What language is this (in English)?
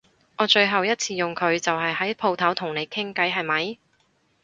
Cantonese